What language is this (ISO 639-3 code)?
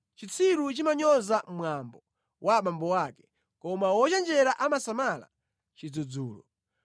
nya